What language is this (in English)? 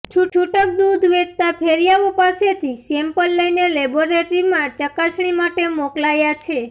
Gujarati